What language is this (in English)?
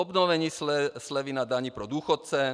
Czech